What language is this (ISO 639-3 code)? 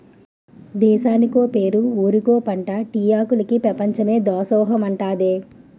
tel